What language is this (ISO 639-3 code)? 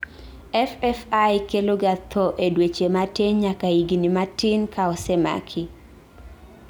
luo